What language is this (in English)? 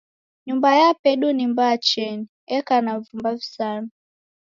Taita